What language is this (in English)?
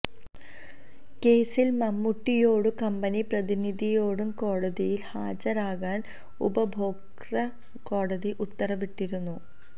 Malayalam